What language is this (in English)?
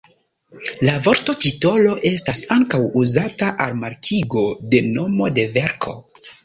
Esperanto